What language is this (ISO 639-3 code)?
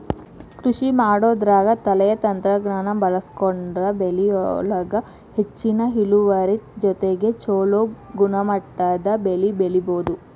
kan